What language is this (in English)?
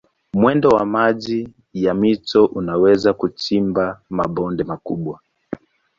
Swahili